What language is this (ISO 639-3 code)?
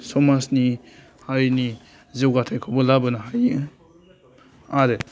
brx